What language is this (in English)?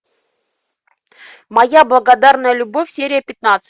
Russian